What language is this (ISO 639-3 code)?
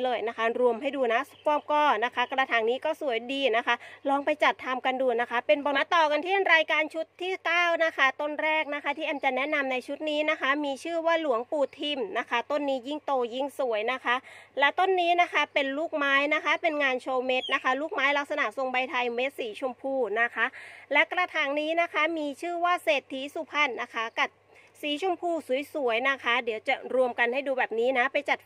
tha